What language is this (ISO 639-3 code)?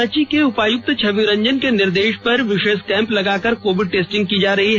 hin